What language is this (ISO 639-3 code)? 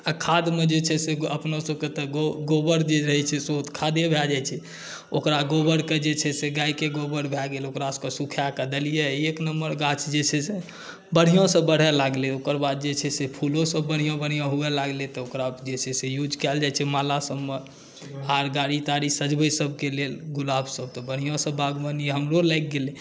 mai